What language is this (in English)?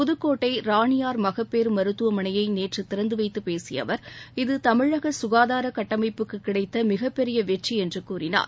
Tamil